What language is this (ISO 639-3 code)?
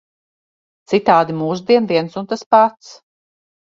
lav